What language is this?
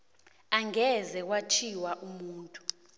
South Ndebele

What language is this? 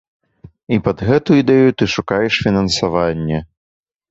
Belarusian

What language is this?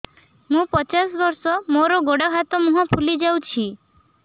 Odia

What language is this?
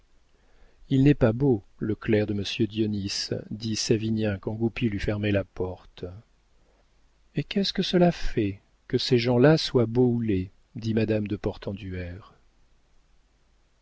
French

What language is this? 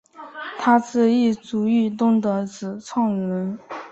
Chinese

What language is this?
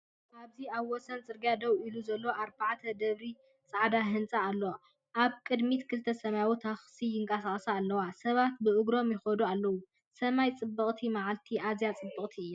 Tigrinya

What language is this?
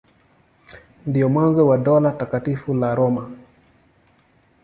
Swahili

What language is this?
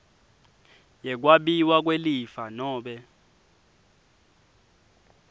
Swati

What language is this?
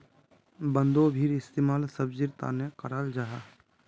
Magahi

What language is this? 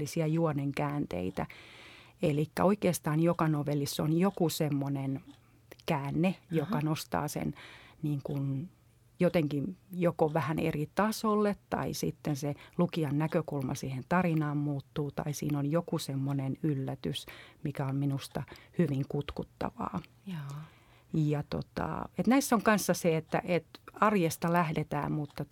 Finnish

